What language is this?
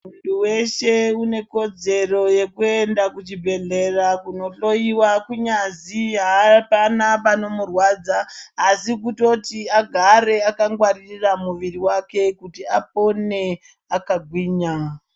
Ndau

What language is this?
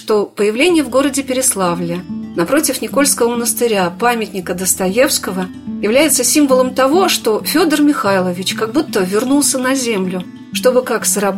Russian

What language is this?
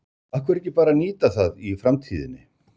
Icelandic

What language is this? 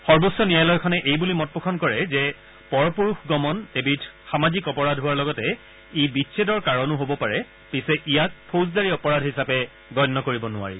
Assamese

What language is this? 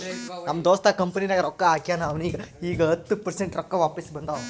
Kannada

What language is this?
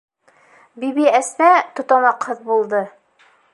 Bashkir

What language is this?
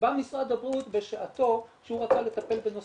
Hebrew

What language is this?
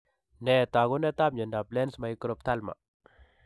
Kalenjin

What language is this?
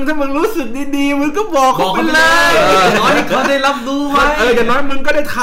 Thai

